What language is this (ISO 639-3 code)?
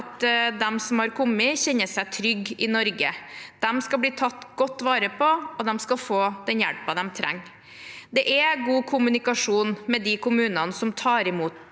nor